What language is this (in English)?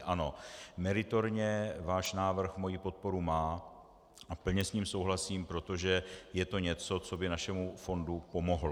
Czech